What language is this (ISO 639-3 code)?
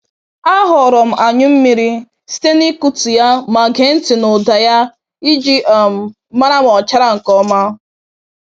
ibo